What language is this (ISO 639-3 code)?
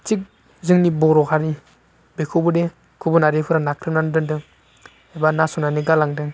brx